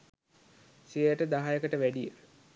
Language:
Sinhala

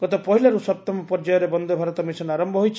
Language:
Odia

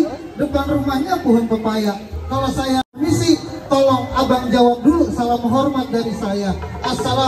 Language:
Indonesian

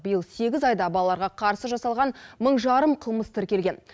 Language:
Kazakh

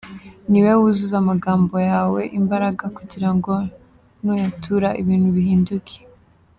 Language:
Kinyarwanda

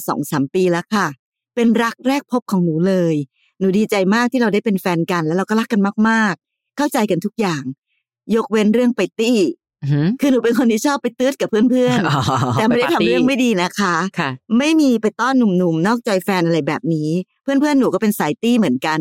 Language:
Thai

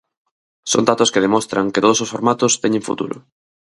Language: Galician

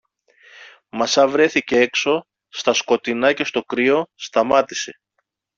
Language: Greek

